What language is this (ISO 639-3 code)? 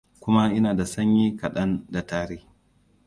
hau